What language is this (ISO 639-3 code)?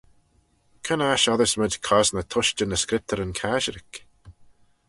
glv